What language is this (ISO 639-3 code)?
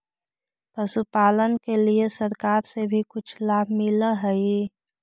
mag